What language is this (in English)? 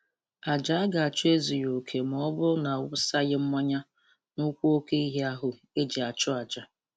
Igbo